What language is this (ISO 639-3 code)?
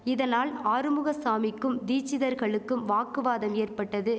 tam